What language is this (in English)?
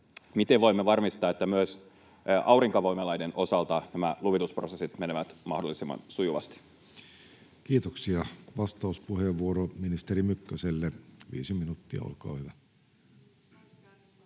Finnish